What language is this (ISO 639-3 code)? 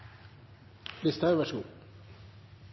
nob